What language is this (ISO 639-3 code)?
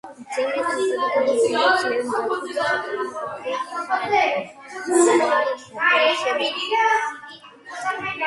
kat